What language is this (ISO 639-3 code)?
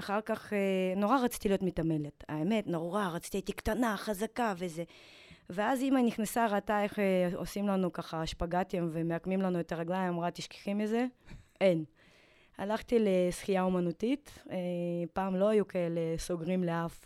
heb